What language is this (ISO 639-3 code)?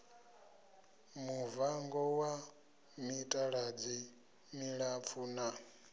ven